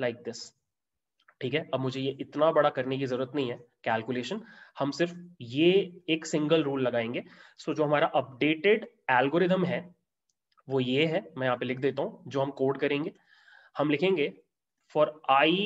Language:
Hindi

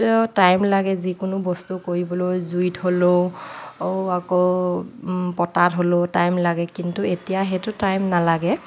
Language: Assamese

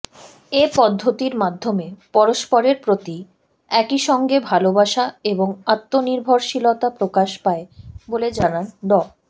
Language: Bangla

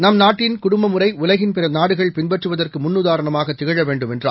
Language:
Tamil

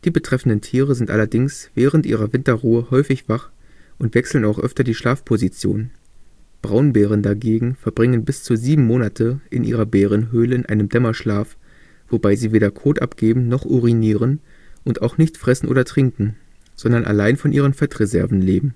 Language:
German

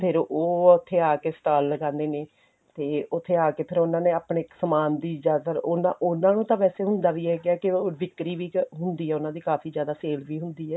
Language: Punjabi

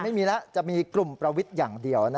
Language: Thai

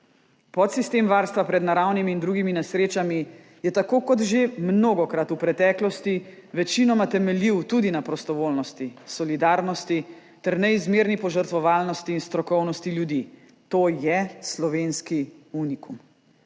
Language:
Slovenian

